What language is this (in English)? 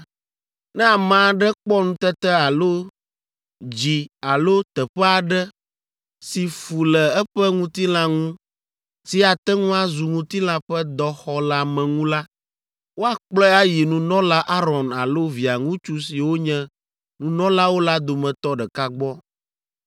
Ewe